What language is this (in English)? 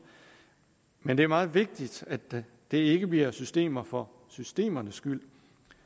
Danish